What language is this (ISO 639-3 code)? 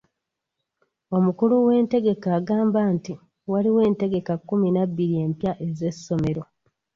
lug